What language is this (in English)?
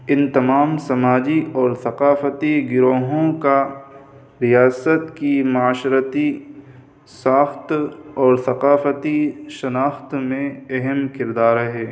Urdu